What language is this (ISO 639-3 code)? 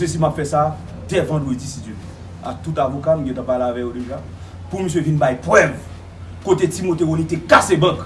fra